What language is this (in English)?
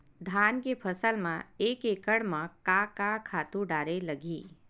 Chhattisgarhi